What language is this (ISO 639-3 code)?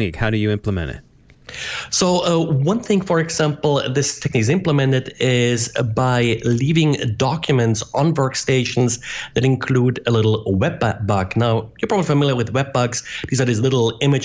eng